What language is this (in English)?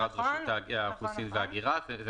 Hebrew